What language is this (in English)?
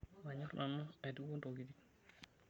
Masai